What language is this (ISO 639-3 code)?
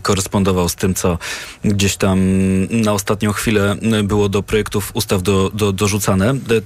pol